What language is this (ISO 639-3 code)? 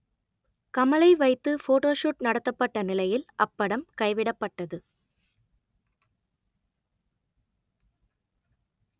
tam